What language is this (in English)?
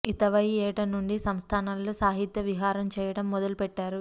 Telugu